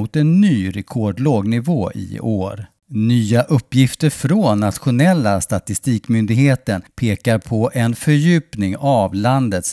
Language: Swedish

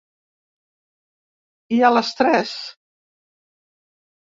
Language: Catalan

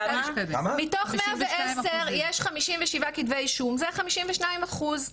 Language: Hebrew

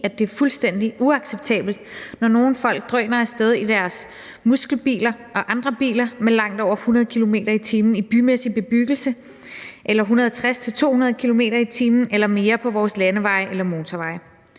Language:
Danish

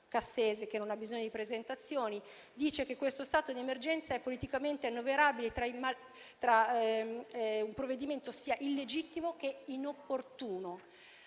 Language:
Italian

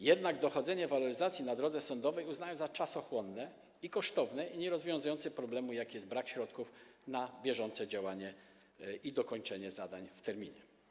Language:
Polish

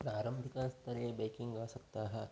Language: Sanskrit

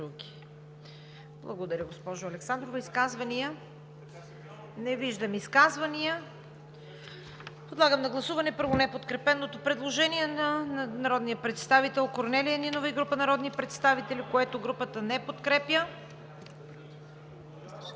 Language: Bulgarian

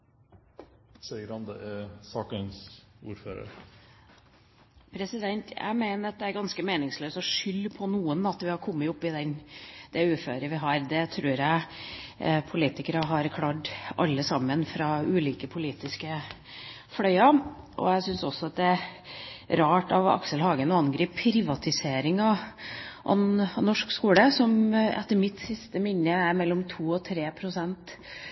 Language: Norwegian Bokmål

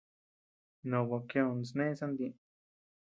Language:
Tepeuxila Cuicatec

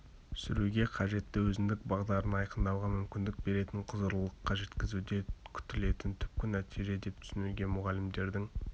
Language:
Kazakh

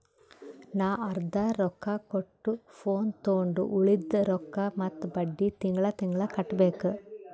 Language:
Kannada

